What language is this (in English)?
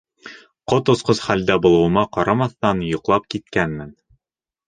Bashkir